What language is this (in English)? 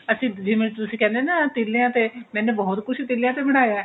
Punjabi